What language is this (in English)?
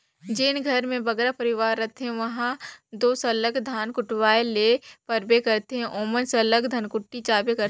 Chhattisgarhi